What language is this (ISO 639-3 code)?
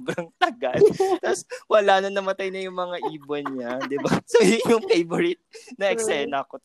fil